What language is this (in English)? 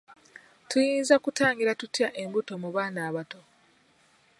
Ganda